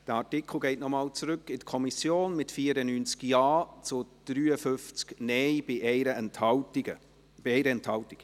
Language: Swiss German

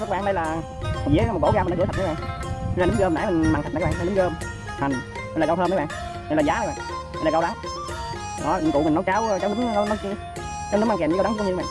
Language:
Vietnamese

